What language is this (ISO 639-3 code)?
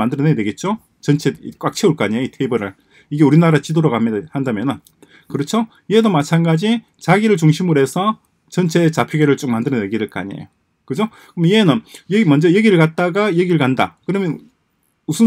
kor